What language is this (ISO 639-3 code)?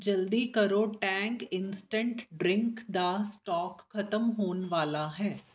pan